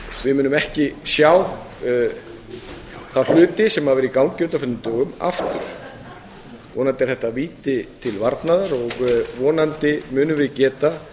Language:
Icelandic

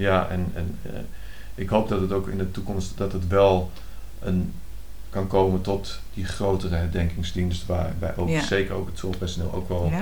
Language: Dutch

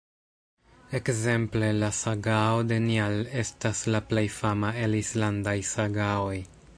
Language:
Esperanto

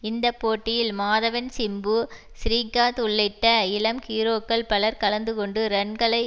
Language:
Tamil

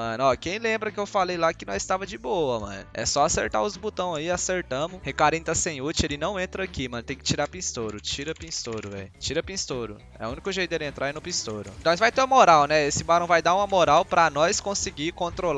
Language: Portuguese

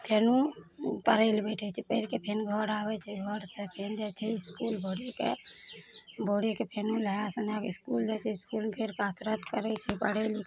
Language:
Maithili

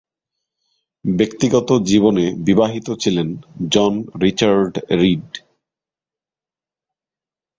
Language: Bangla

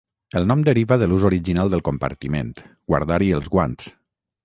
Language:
Catalan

